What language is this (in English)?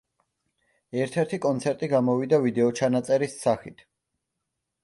Georgian